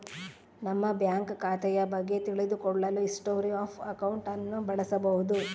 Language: Kannada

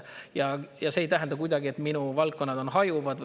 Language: Estonian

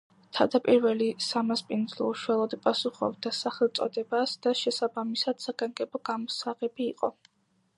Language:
Georgian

